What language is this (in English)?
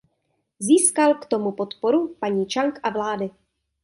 Czech